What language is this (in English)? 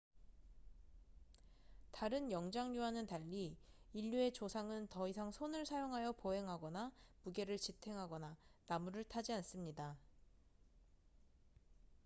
Korean